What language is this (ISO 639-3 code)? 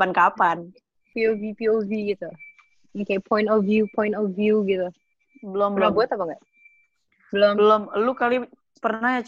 ind